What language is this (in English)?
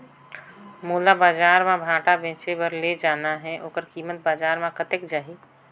Chhattisgarhi